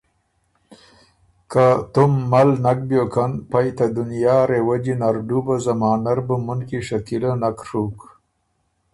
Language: Ormuri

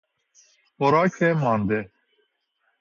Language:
Persian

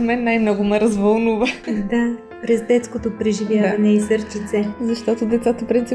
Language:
Bulgarian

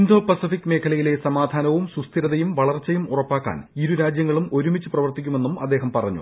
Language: Malayalam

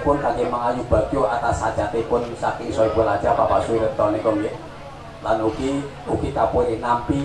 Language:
Indonesian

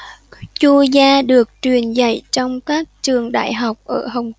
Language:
Vietnamese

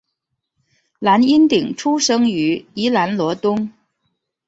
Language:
Chinese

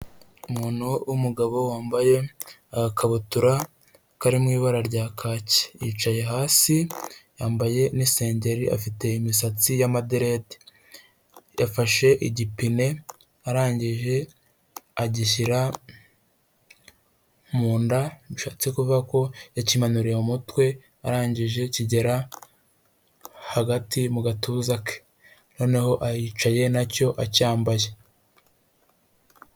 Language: Kinyarwanda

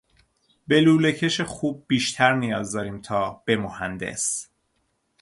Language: Persian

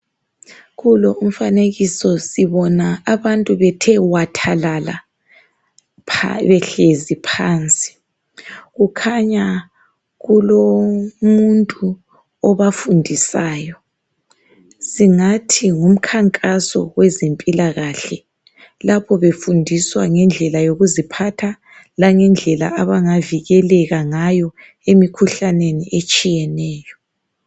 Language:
North Ndebele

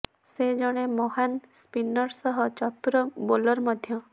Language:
Odia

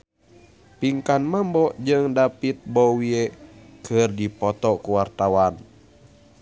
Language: Sundanese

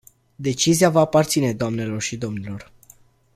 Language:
Romanian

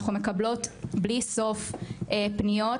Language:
Hebrew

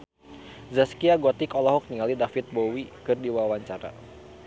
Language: Sundanese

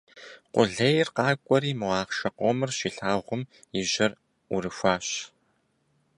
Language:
Kabardian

